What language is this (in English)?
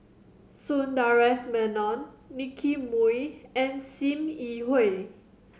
English